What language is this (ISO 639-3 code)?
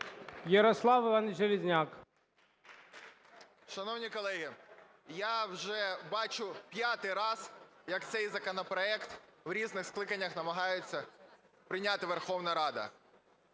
ukr